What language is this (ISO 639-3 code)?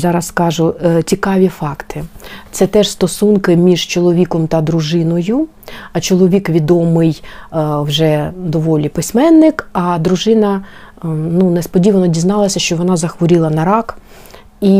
ukr